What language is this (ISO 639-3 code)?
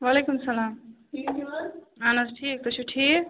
kas